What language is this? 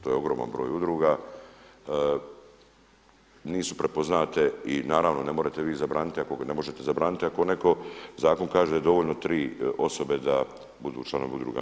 Croatian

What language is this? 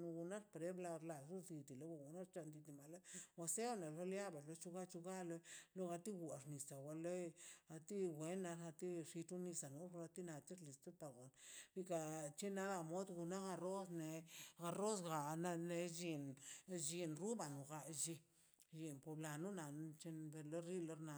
Mazaltepec Zapotec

